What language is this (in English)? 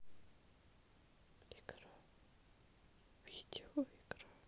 Russian